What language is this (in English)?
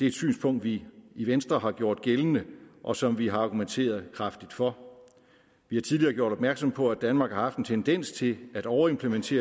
Danish